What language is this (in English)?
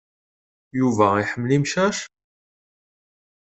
Kabyle